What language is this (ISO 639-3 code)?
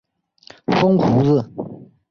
zho